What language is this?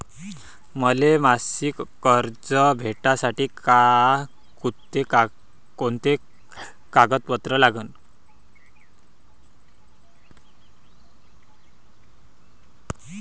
Marathi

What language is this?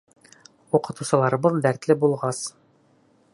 Bashkir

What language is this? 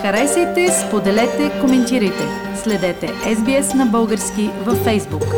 Bulgarian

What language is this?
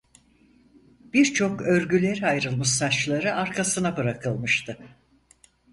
Turkish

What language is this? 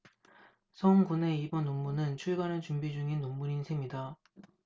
Korean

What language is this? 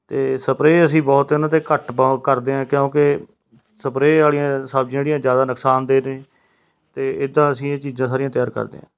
Punjabi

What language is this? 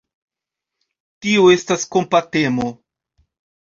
Esperanto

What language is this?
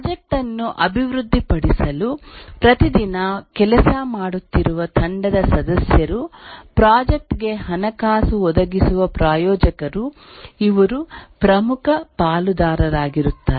Kannada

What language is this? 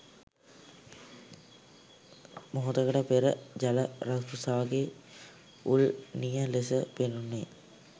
Sinhala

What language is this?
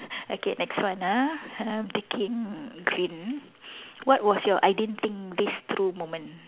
English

